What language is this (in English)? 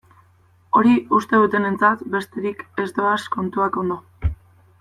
Basque